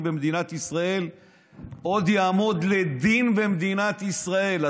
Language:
Hebrew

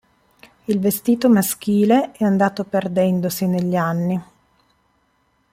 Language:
Italian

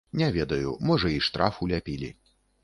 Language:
Belarusian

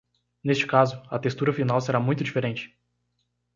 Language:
Portuguese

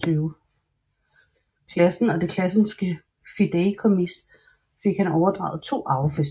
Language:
Danish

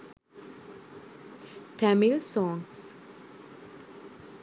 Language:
Sinhala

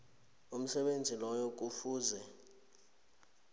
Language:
South Ndebele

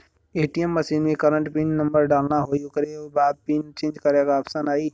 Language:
Bhojpuri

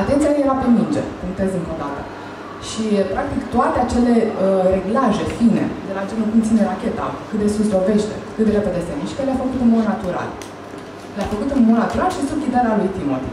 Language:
Romanian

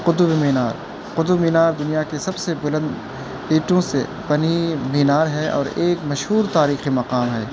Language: Urdu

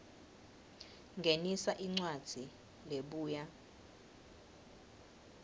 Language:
Swati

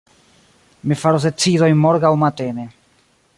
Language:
Esperanto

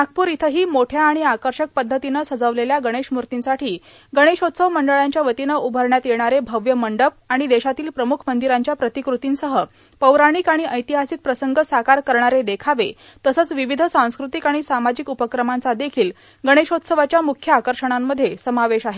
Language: Marathi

